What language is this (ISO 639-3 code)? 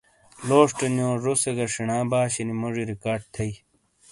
scl